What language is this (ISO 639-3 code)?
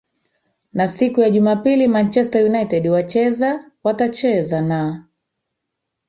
swa